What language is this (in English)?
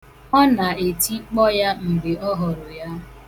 Igbo